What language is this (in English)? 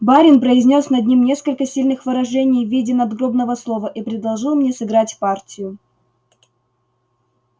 Russian